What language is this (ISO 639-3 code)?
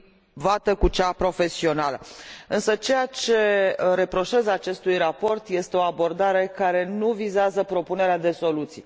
ron